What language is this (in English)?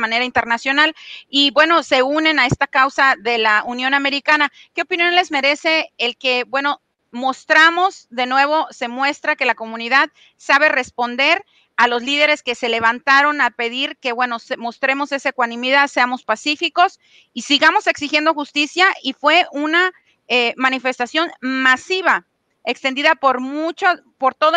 Spanish